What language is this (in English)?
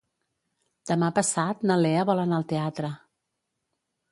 Catalan